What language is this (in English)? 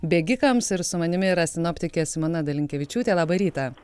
Lithuanian